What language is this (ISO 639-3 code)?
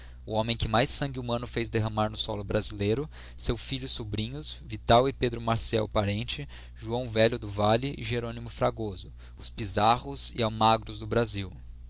por